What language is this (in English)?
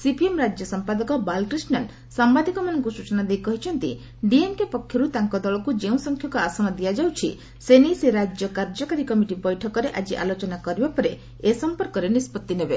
Odia